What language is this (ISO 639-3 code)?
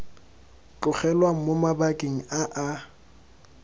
tsn